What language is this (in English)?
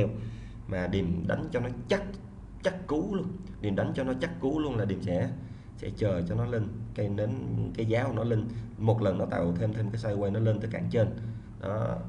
Vietnamese